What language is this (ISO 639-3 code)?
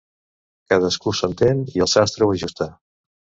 cat